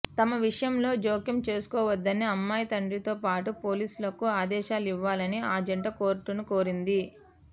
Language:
Telugu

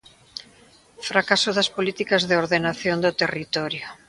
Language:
Galician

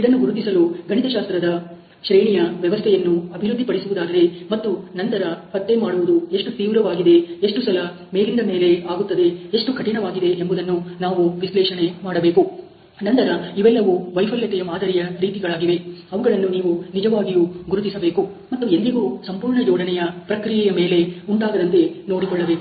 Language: Kannada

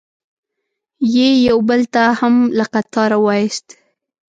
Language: Pashto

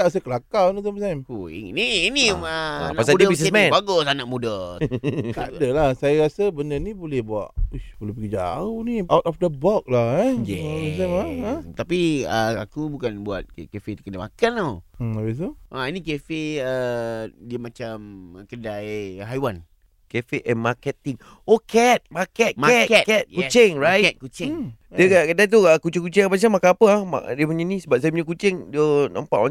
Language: Malay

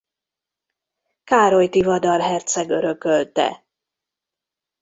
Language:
Hungarian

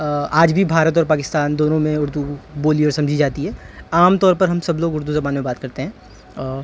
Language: Urdu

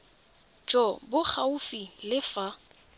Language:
Tswana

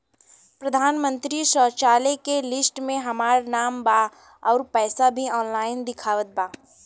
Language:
Bhojpuri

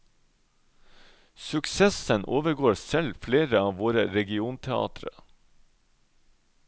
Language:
Norwegian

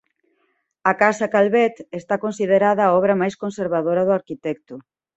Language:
Galician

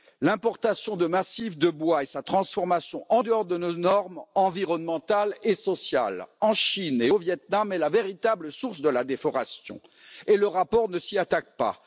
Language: French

